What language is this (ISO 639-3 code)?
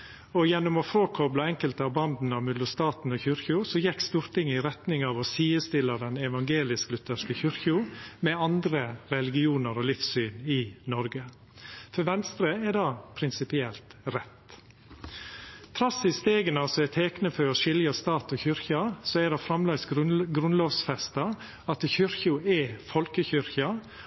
nno